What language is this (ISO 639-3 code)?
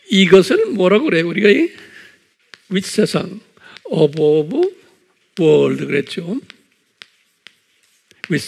kor